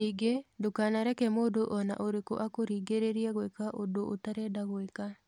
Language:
Kikuyu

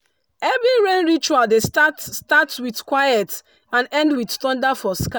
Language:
Nigerian Pidgin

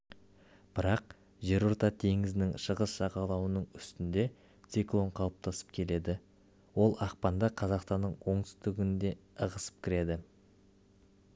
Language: Kazakh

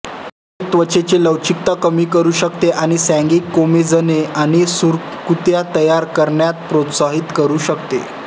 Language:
Marathi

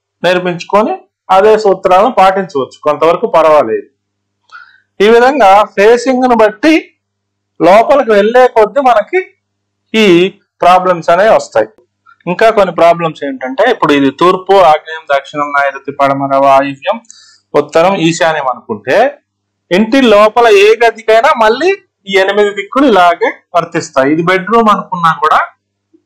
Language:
Telugu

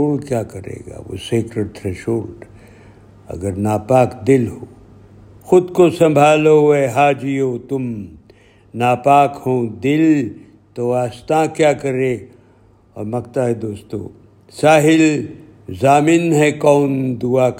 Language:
Urdu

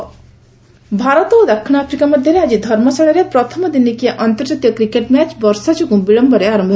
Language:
Odia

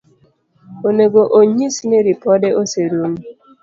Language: Luo (Kenya and Tanzania)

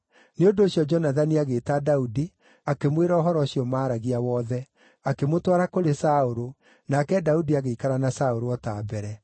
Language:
Kikuyu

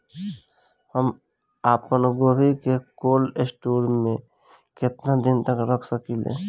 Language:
Bhojpuri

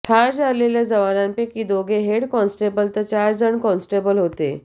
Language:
Marathi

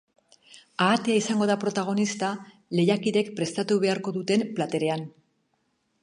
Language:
Basque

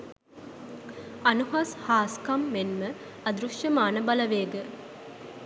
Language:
Sinhala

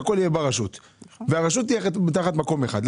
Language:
Hebrew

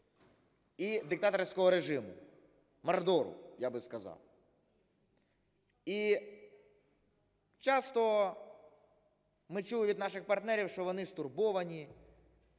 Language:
Ukrainian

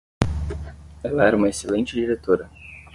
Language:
Portuguese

